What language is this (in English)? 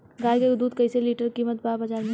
Bhojpuri